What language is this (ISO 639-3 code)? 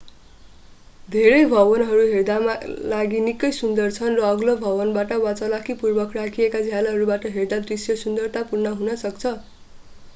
nep